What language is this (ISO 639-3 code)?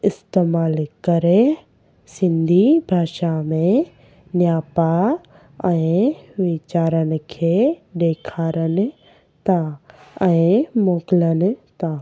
snd